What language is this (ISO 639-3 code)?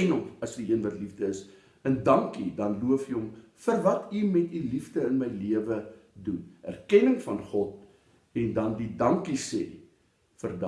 nld